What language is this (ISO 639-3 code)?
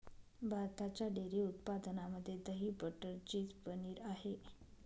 mar